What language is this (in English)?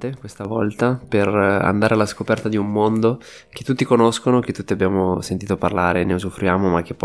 Italian